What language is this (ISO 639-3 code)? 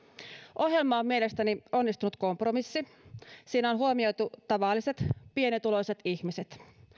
fin